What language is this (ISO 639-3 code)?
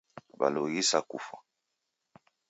dav